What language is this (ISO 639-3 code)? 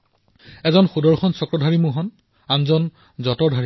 asm